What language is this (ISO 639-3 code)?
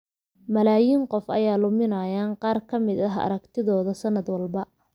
som